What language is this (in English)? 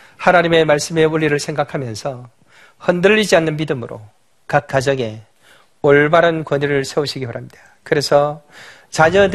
Korean